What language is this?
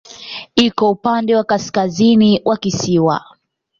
Swahili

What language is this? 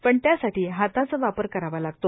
Marathi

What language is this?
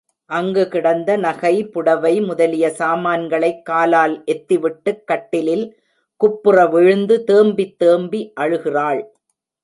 Tamil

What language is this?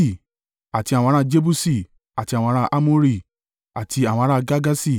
Yoruba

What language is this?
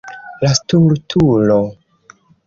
Esperanto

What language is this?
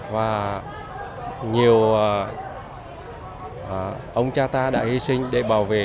Vietnamese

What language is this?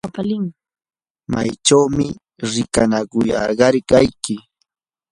Yanahuanca Pasco Quechua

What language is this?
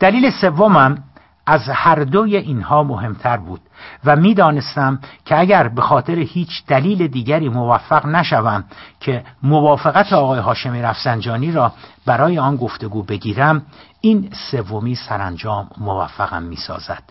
Persian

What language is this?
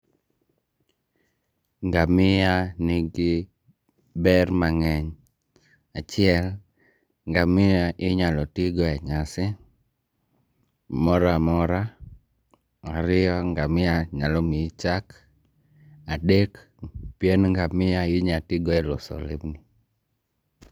Luo (Kenya and Tanzania)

